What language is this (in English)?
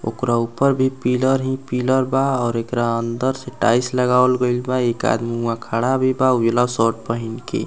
Bhojpuri